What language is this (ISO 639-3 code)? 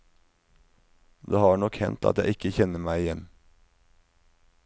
nor